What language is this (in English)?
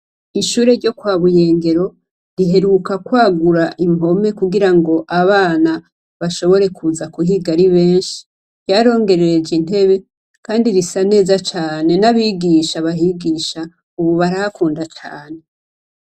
Rundi